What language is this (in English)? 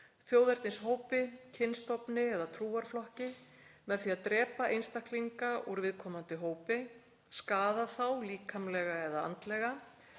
Icelandic